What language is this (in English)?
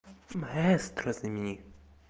Russian